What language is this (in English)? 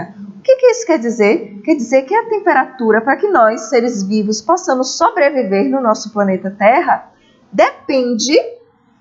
Portuguese